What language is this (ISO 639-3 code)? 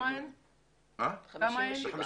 heb